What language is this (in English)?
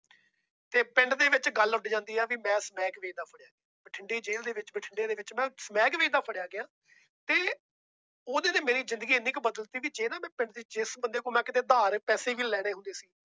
Punjabi